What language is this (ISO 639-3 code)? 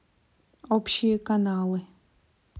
rus